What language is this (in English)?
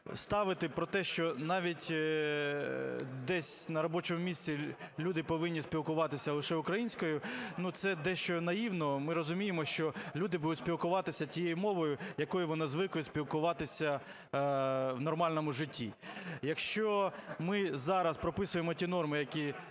Ukrainian